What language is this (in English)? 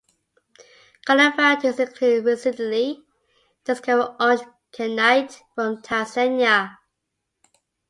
English